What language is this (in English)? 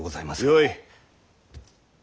Japanese